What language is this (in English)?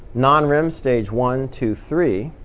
English